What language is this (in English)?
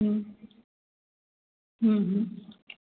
Gujarati